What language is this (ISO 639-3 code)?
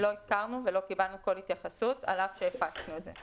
heb